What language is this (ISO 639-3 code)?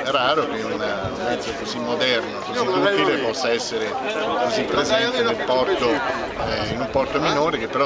ita